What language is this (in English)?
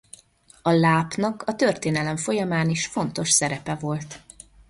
Hungarian